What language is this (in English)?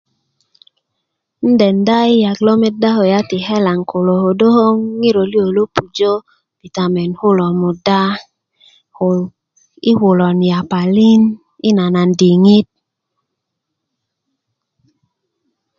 Kuku